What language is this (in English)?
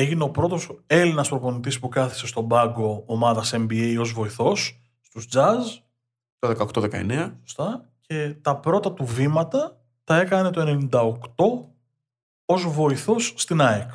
Greek